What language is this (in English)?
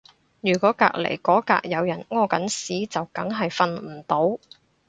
Cantonese